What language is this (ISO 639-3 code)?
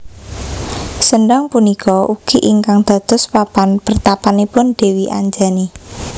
jav